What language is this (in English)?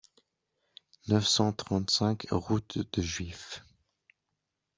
French